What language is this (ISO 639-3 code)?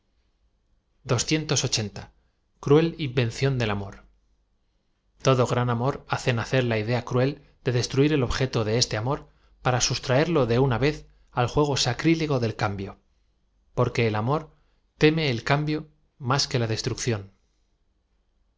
spa